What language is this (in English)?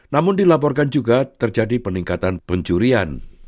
Indonesian